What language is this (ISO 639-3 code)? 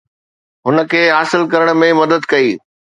snd